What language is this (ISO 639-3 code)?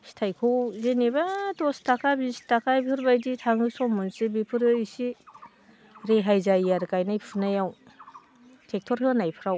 brx